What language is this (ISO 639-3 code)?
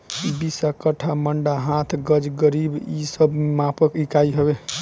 bho